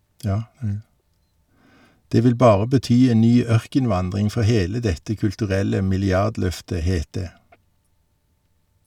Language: Norwegian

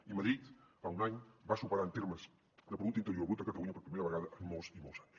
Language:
Catalan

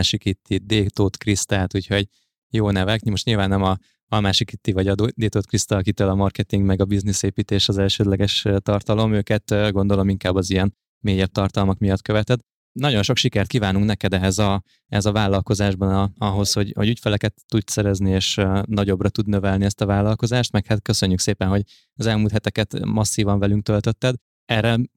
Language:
Hungarian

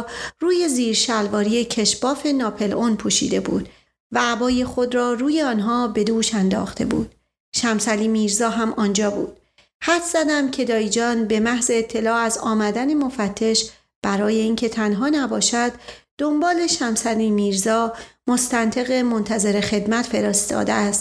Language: Persian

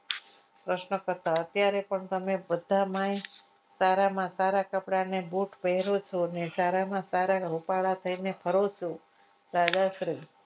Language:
Gujarati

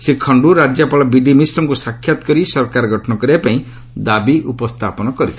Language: Odia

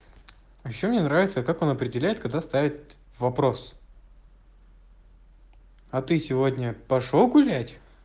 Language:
Russian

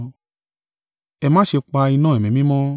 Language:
Yoruba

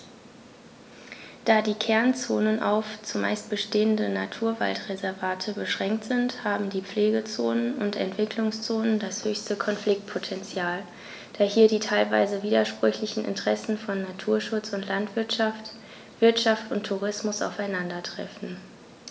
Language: German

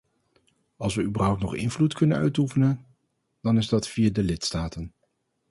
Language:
Dutch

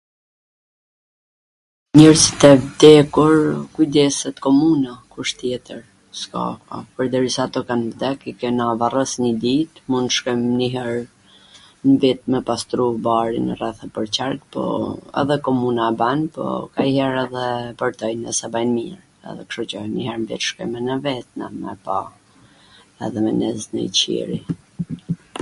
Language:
Gheg Albanian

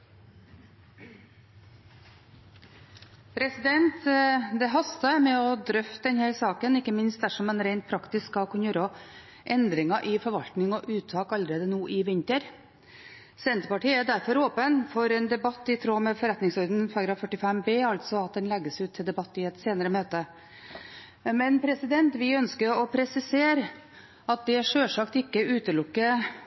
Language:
Norwegian Bokmål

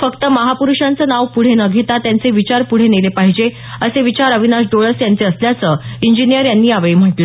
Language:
Marathi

